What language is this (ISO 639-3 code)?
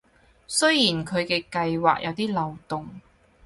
yue